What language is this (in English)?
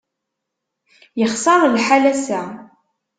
Kabyle